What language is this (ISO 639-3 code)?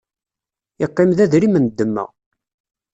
kab